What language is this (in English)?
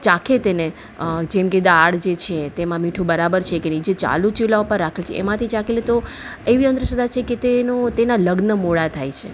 Gujarati